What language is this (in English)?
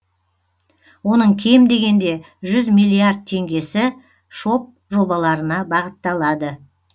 Kazakh